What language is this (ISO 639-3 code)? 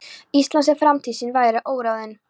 isl